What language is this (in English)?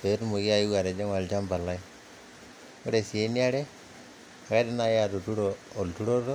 Masai